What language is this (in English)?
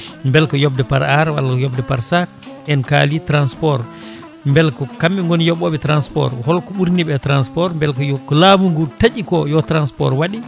Fula